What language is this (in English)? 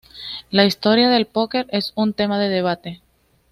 Spanish